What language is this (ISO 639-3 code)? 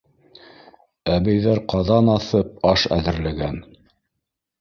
bak